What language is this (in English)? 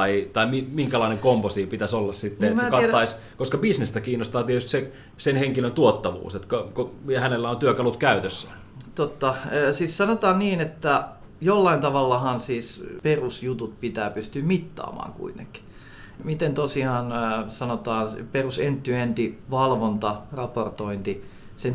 Finnish